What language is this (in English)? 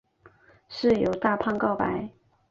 Chinese